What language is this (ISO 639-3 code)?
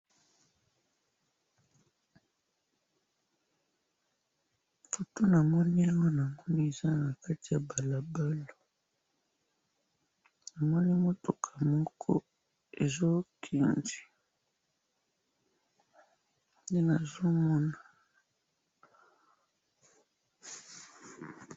lin